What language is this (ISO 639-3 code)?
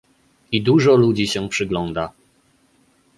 pol